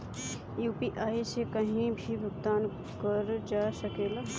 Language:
Bhojpuri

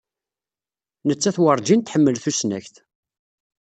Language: Kabyle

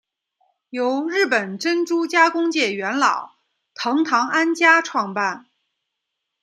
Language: Chinese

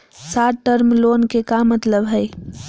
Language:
Magahi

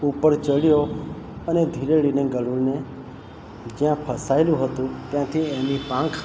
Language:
Gujarati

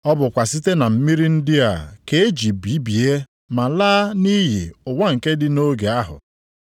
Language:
Igbo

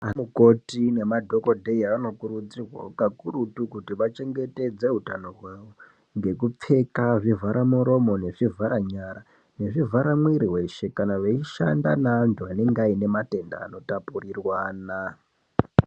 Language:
Ndau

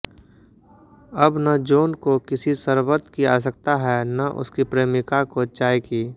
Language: Hindi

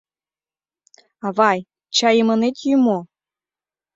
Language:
Mari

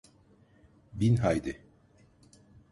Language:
Turkish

